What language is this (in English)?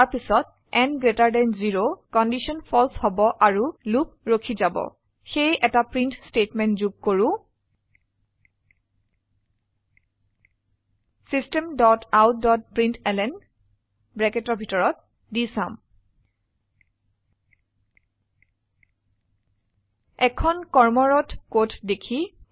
Assamese